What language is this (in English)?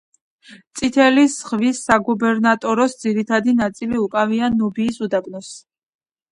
Georgian